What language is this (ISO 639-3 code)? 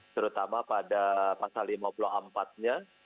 ind